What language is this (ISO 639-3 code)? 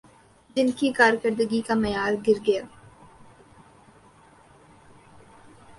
urd